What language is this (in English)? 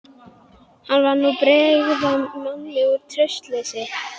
Icelandic